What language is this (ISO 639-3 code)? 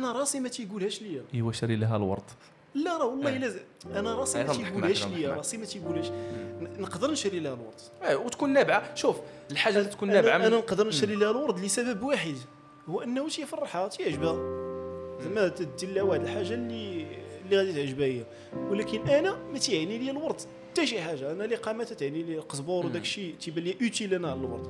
ara